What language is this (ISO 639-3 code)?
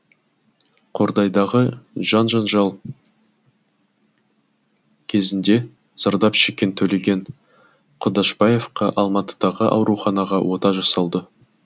kaz